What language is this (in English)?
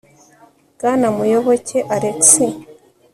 Kinyarwanda